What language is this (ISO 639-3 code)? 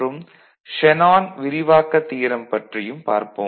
tam